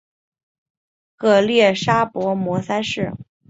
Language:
Chinese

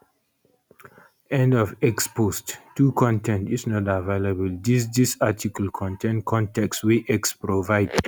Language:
Nigerian Pidgin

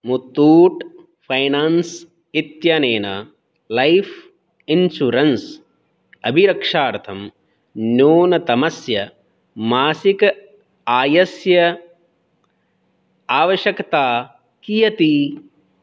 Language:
Sanskrit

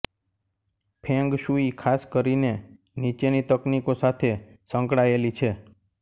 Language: Gujarati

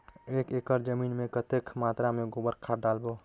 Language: Chhattisgarhi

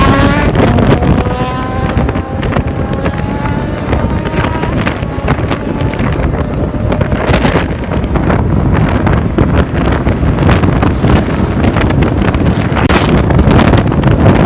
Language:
Thai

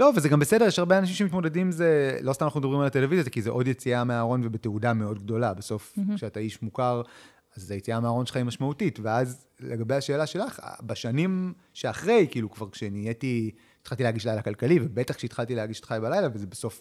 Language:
Hebrew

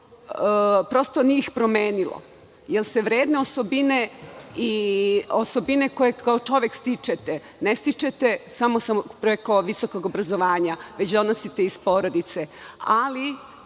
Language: Serbian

